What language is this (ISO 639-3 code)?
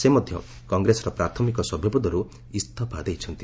ori